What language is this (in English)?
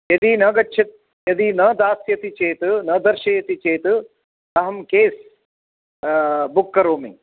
Sanskrit